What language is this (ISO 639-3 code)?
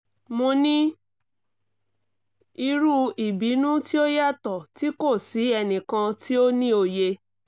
yor